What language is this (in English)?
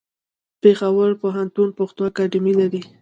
Pashto